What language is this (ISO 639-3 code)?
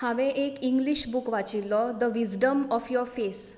kok